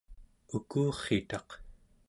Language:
Central Yupik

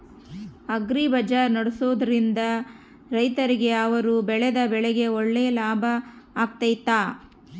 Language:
Kannada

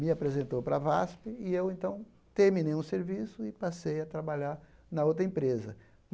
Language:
Portuguese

